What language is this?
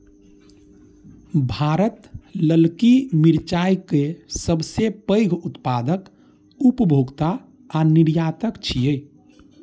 Maithili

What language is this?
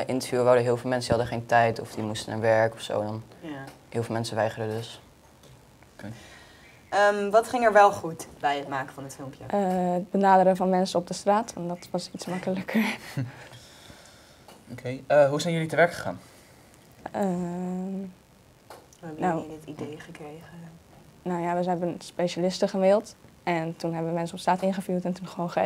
Dutch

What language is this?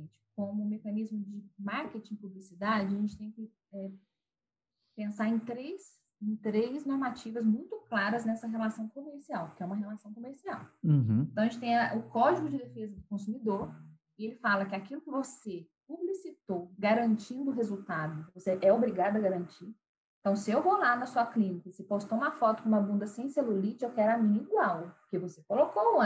Portuguese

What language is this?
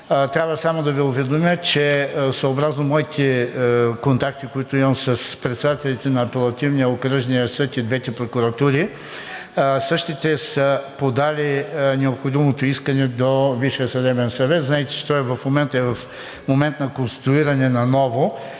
Bulgarian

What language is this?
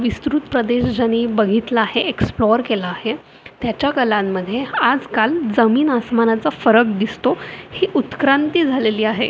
Marathi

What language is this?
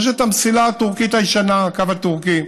Hebrew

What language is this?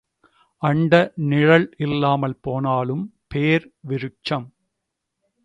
Tamil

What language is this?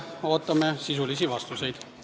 Estonian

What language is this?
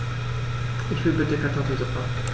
German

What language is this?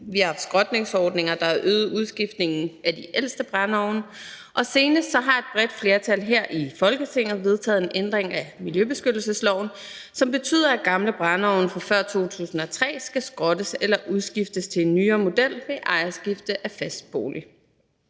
Danish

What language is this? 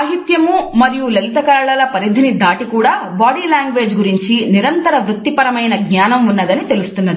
Telugu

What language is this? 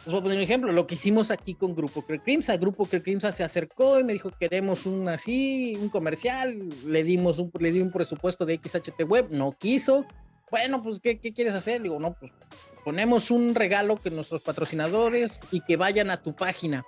Spanish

